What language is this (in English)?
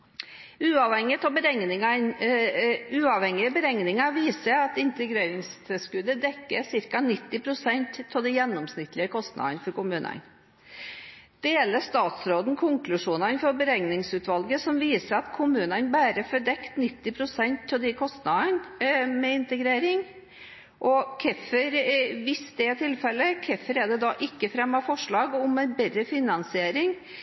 Norwegian Bokmål